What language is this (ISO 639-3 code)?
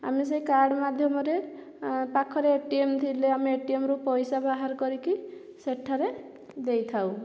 ori